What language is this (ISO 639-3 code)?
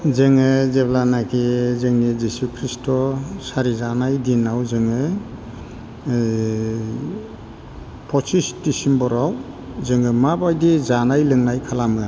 brx